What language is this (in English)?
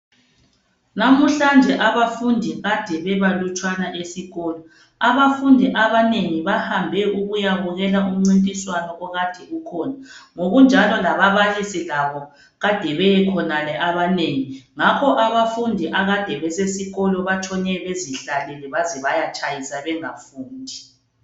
North Ndebele